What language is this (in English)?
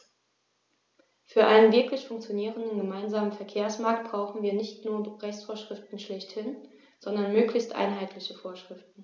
German